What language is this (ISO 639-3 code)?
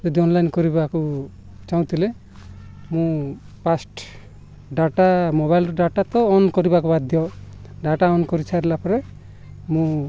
ori